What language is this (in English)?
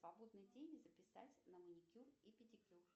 Russian